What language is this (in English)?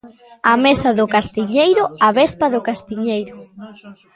Galician